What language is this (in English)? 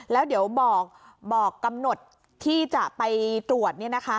Thai